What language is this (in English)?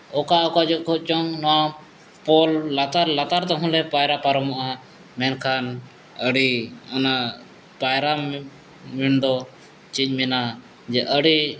Santali